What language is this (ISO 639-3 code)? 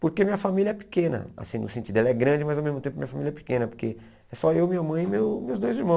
por